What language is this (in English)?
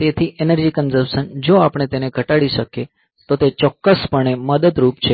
Gujarati